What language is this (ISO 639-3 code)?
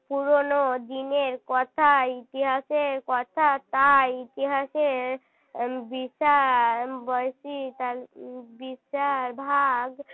ben